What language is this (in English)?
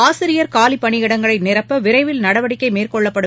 Tamil